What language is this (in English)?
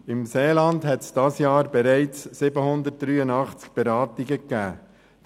Swiss German